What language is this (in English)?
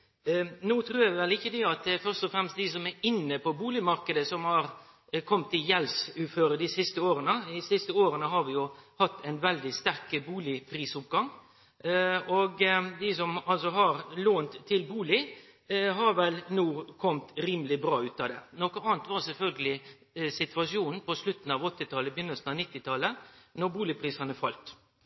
Norwegian Nynorsk